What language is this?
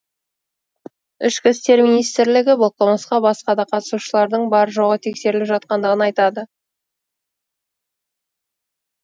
Kazakh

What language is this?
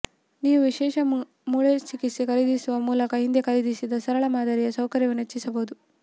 Kannada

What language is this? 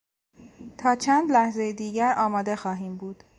Persian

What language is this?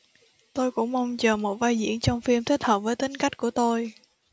Vietnamese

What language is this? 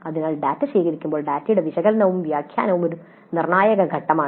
Malayalam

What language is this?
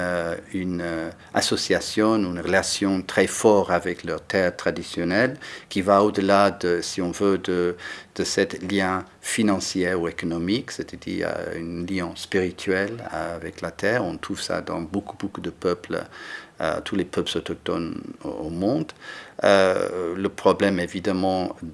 French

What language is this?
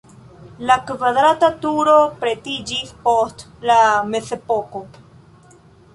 Esperanto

